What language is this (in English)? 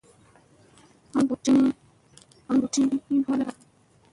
Musey